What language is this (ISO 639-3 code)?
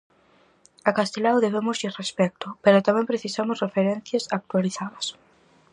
glg